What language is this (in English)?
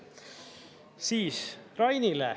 Estonian